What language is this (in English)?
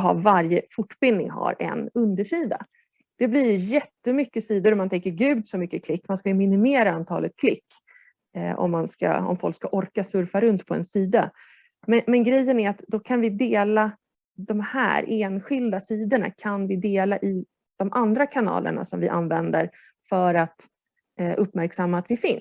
Swedish